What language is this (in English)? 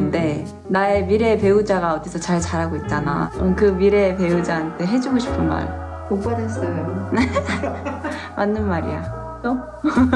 Korean